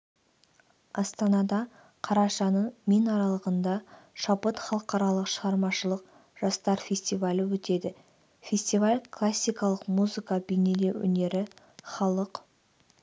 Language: Kazakh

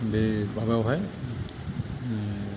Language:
Bodo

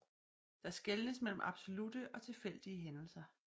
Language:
Danish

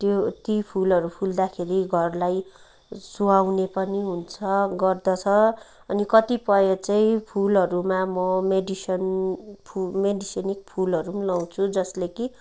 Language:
Nepali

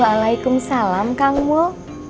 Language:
Indonesian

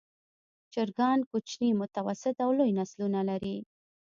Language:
Pashto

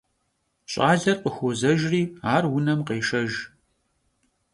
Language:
Kabardian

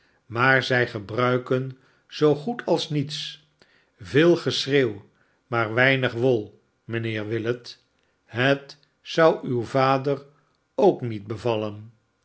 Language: Dutch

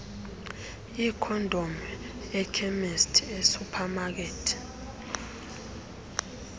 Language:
Xhosa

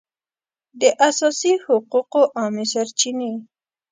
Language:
Pashto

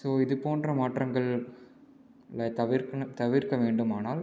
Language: Tamil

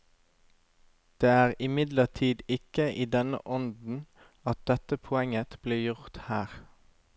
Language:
Norwegian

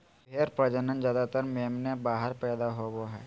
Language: Magahi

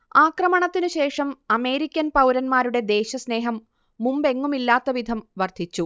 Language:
Malayalam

